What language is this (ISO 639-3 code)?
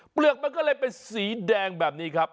tha